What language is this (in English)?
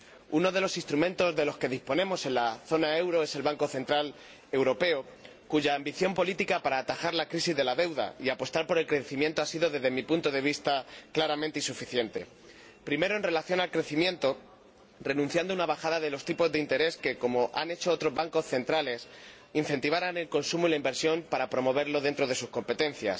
Spanish